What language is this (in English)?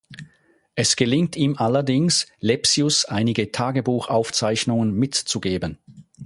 German